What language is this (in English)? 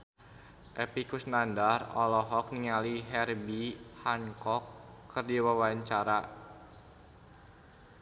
Sundanese